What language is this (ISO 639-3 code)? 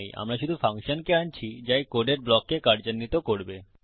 ben